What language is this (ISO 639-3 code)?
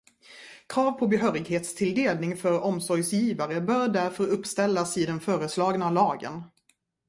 swe